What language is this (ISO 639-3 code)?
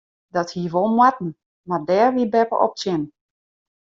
fry